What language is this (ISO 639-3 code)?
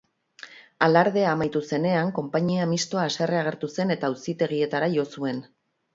eus